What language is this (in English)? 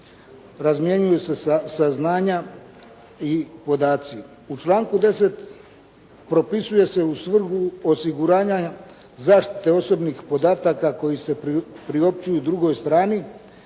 Croatian